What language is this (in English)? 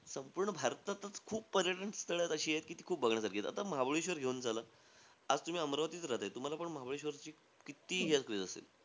Marathi